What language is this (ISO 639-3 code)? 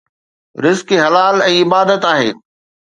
snd